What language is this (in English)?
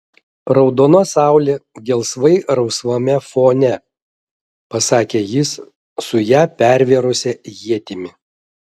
Lithuanian